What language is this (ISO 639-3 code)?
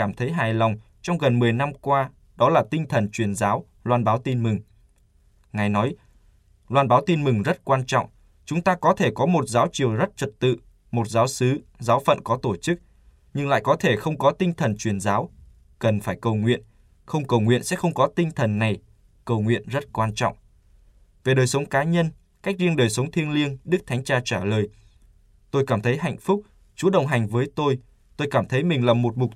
vie